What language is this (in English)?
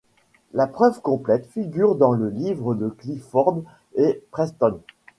French